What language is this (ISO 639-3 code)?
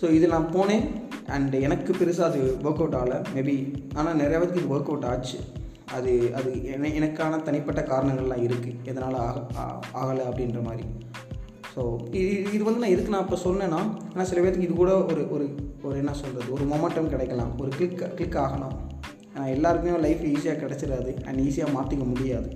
tam